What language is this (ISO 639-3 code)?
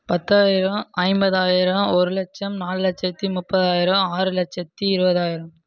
tam